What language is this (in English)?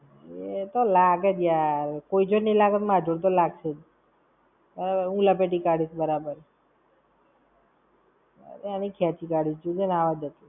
Gujarati